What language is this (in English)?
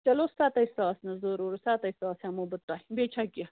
Kashmiri